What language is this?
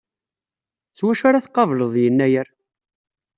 Kabyle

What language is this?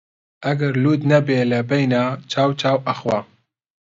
Central Kurdish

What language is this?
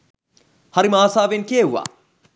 Sinhala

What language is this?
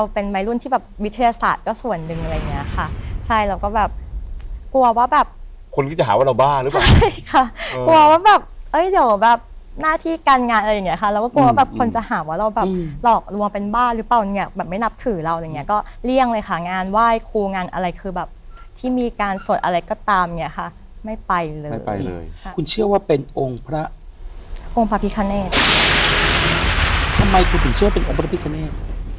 Thai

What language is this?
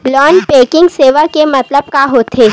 Chhattisgarhi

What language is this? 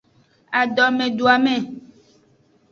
Aja (Benin)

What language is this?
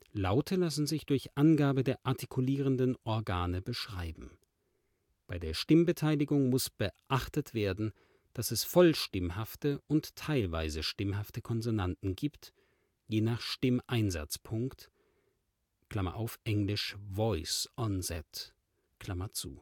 German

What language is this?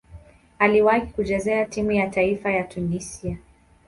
Swahili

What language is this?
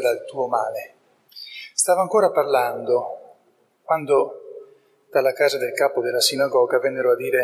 Italian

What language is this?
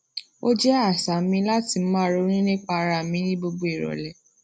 Yoruba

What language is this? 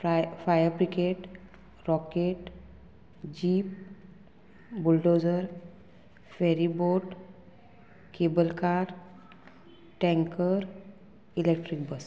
Konkani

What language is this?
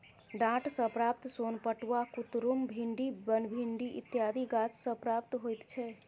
Maithili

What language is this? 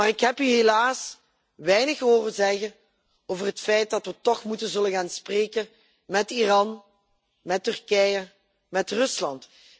Dutch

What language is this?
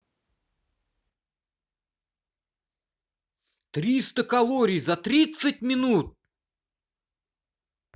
Russian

